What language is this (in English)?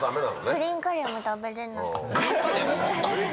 Japanese